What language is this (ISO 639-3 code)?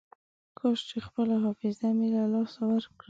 pus